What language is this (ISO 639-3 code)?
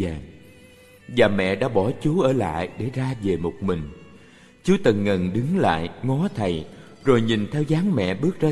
vie